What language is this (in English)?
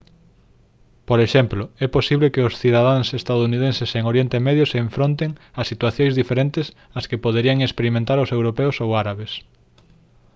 Galician